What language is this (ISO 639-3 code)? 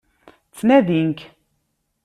kab